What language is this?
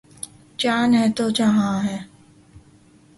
Urdu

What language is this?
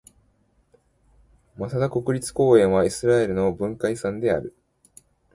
Japanese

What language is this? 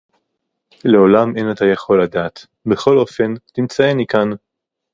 Hebrew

